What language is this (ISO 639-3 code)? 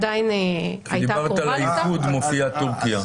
heb